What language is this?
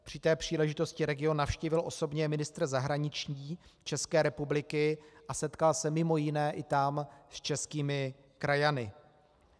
Czech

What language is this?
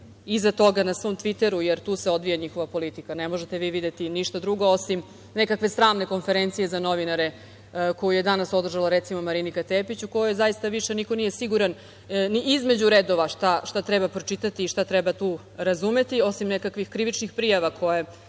Serbian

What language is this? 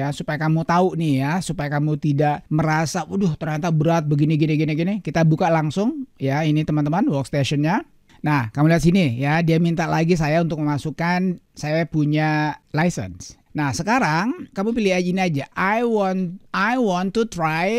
Indonesian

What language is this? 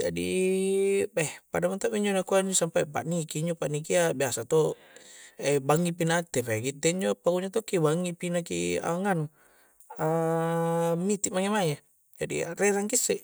Coastal Konjo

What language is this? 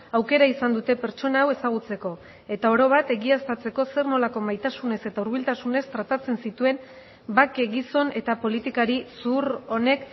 Basque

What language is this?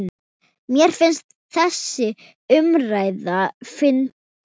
Icelandic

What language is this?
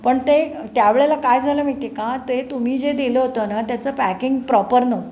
Marathi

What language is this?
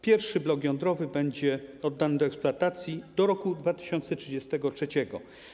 Polish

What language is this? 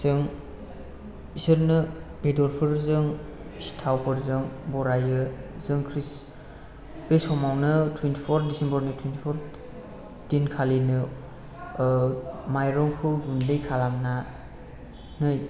Bodo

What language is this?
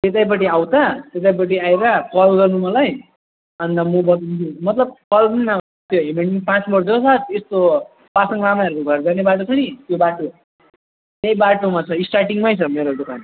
Nepali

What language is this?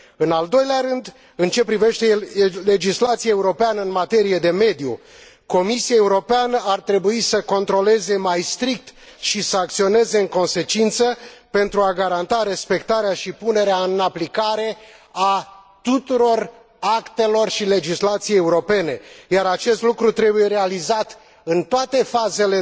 Romanian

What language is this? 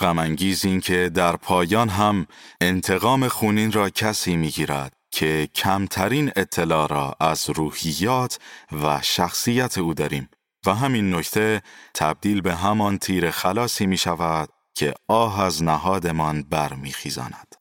Persian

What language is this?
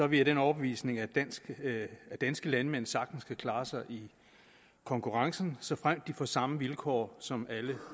Danish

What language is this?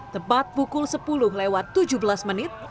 Indonesian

